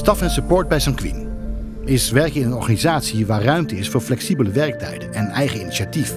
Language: Dutch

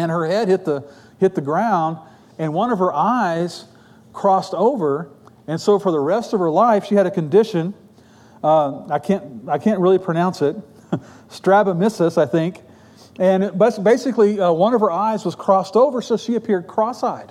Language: English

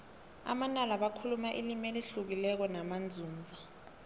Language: South Ndebele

